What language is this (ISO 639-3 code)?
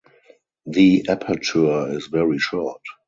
eng